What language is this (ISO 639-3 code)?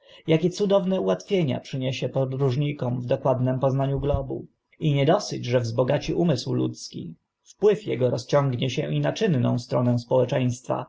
pol